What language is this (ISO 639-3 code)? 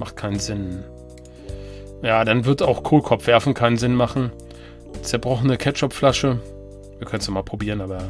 deu